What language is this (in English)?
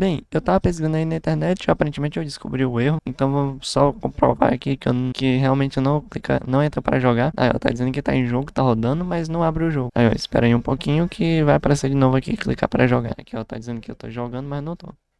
Portuguese